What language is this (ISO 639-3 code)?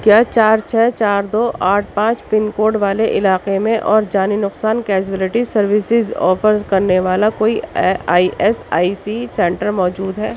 urd